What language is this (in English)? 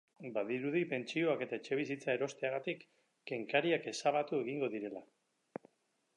Basque